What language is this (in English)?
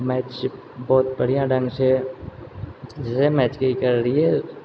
Maithili